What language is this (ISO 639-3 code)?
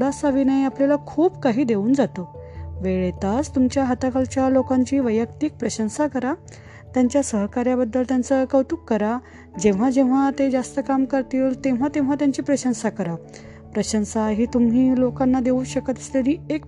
mar